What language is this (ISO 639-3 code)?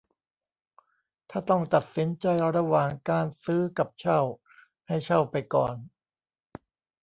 tha